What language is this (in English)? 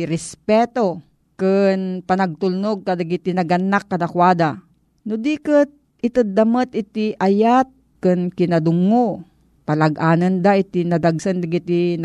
Filipino